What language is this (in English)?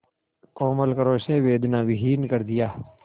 Hindi